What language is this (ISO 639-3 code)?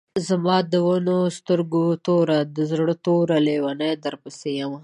pus